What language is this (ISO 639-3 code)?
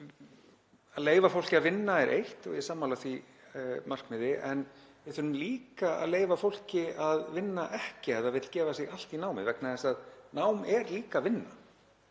isl